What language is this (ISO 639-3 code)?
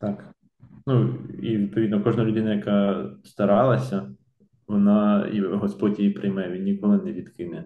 ukr